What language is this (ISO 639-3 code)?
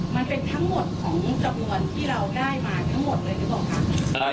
tha